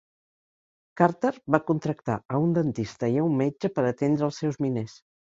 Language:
Catalan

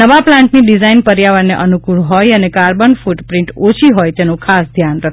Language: Gujarati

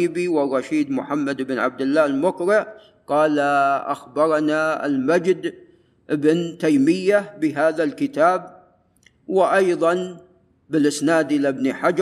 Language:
Arabic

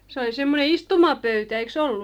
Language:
Finnish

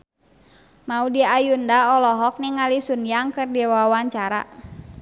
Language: Sundanese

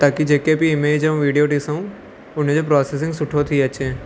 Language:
Sindhi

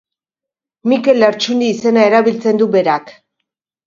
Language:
Basque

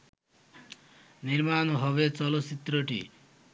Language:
Bangla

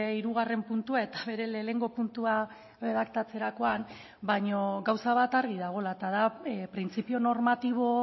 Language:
Basque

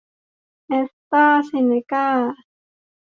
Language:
Thai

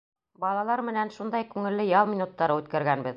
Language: Bashkir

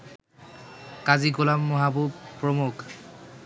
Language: Bangla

